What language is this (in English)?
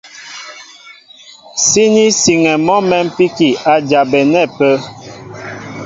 Mbo (Cameroon)